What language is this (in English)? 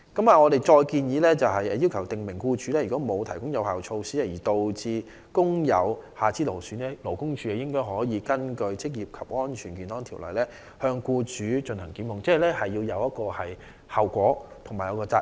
Cantonese